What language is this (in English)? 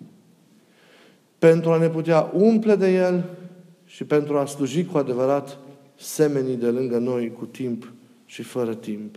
Romanian